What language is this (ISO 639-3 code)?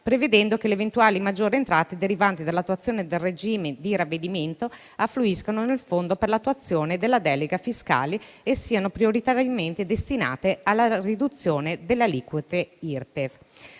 ita